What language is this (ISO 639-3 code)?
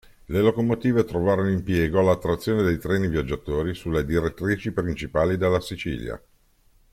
ita